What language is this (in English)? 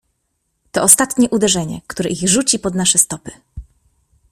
Polish